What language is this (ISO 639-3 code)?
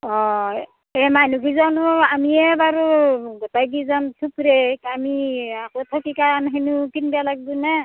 asm